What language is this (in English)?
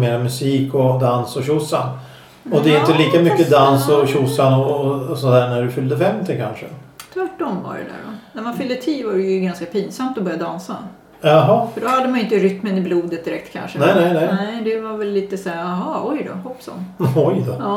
Swedish